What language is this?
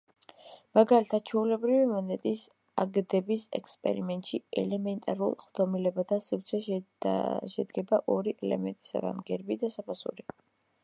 Georgian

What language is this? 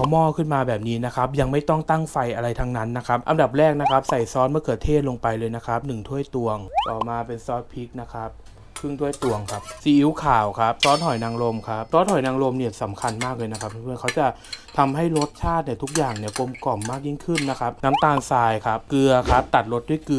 Thai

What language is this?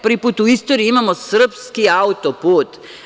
Serbian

